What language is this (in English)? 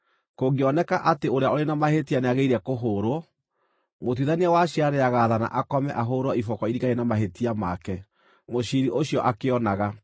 Kikuyu